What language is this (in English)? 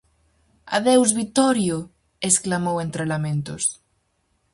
Galician